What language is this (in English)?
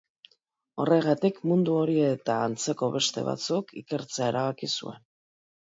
Basque